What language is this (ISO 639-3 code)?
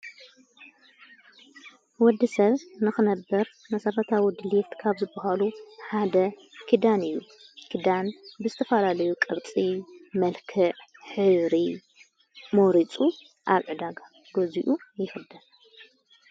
tir